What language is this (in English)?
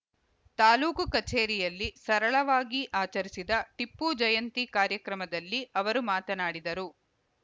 Kannada